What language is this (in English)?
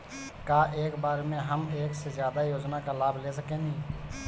Bhojpuri